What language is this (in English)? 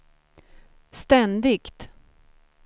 Swedish